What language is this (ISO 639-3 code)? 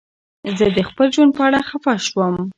pus